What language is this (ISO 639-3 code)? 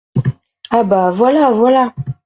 fra